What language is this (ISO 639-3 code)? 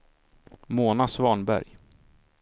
swe